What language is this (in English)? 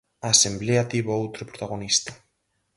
Galician